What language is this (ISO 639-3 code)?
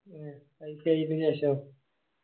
mal